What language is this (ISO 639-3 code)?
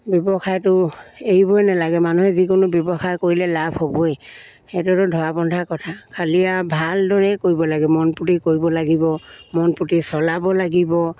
asm